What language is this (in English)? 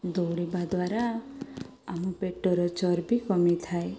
Odia